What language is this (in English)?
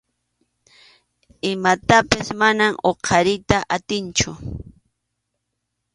Arequipa-La Unión Quechua